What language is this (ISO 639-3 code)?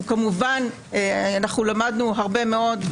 heb